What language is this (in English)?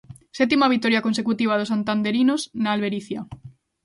Galician